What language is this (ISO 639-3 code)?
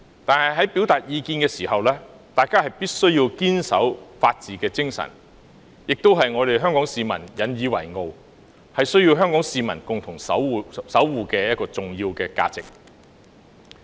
yue